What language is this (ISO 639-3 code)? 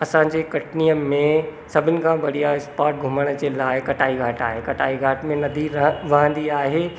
snd